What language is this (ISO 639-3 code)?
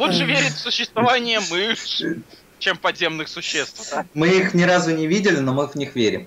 rus